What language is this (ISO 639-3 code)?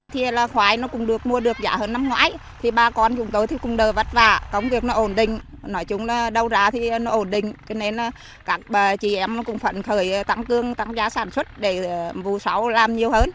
vie